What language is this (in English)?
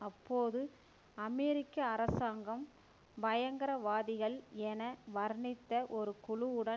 Tamil